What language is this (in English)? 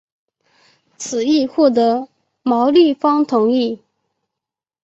Chinese